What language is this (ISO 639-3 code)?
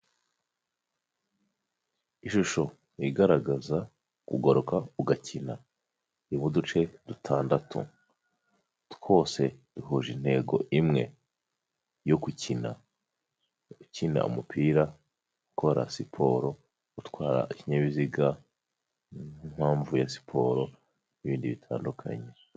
kin